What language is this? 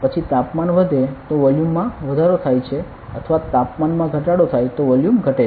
Gujarati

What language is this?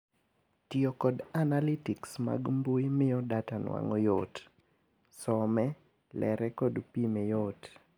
Luo (Kenya and Tanzania)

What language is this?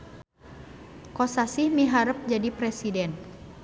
Sundanese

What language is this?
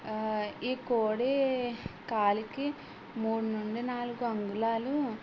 Telugu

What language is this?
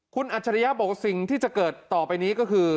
Thai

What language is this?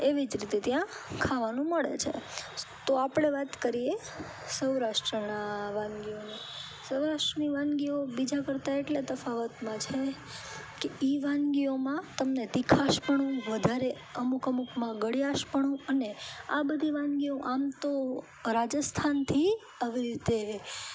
Gujarati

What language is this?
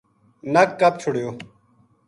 Gujari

